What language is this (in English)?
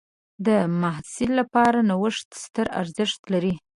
Pashto